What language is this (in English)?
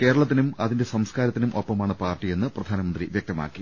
Malayalam